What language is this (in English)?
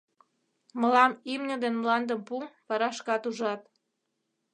Mari